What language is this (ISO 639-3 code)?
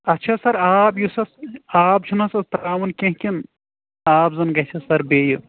kas